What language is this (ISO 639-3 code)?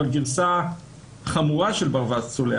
heb